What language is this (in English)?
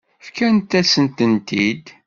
Kabyle